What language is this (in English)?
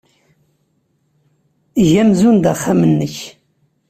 Kabyle